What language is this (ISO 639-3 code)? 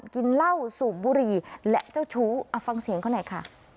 tha